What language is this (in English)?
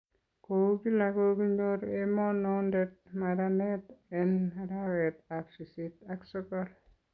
Kalenjin